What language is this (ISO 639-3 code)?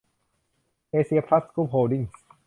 tha